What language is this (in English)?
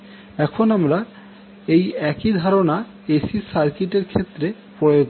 Bangla